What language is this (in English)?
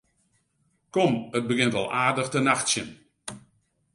Western Frisian